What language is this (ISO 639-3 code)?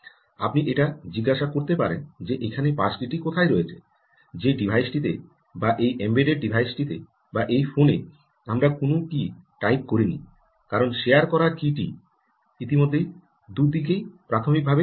ben